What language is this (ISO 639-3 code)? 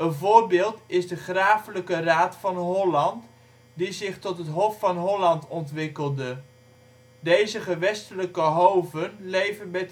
nld